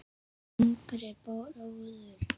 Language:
Icelandic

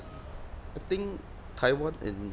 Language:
English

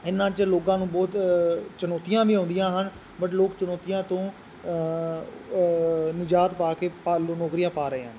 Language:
Punjabi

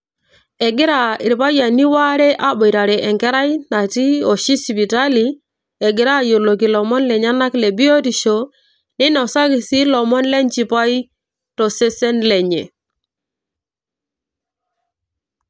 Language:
Masai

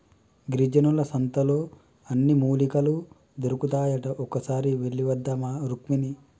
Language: Telugu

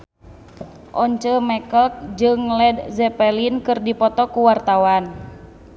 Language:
Sundanese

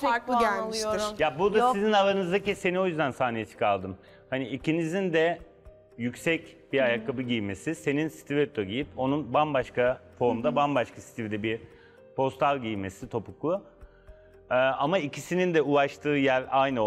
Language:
Turkish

